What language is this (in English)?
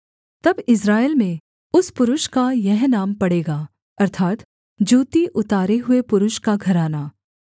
Hindi